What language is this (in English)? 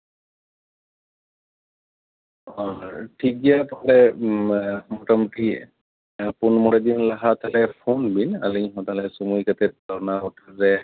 Santali